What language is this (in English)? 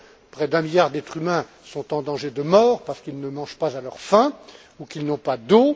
French